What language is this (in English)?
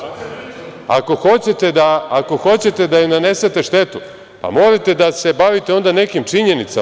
Serbian